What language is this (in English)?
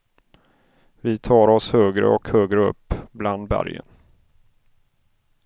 Swedish